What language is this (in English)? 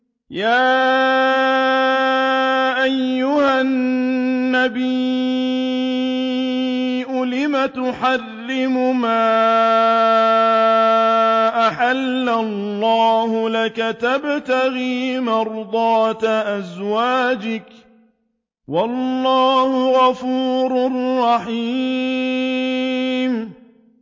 Arabic